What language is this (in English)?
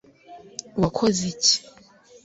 Kinyarwanda